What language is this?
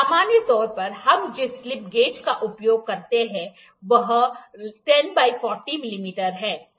Hindi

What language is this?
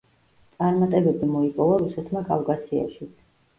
Georgian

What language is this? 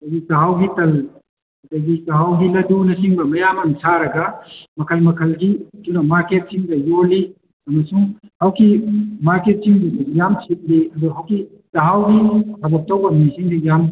Manipuri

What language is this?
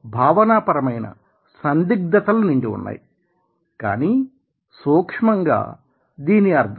Telugu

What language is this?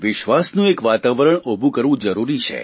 Gujarati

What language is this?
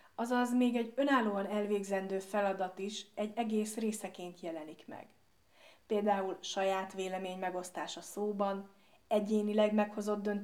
Hungarian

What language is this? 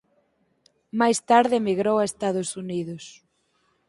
Galician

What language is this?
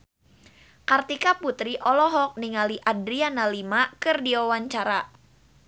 Sundanese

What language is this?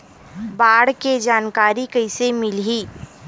Chhattisgarhi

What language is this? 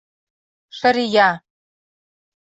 Mari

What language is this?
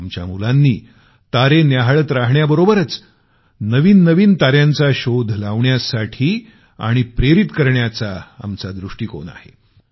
Marathi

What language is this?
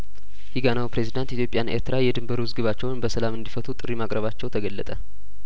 Amharic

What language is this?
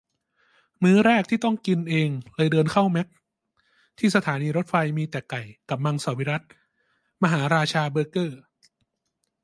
Thai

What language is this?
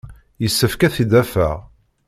Kabyle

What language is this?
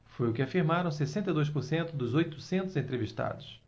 Portuguese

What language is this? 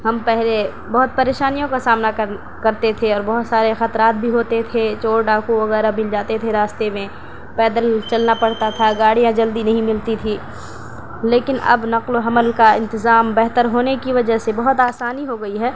Urdu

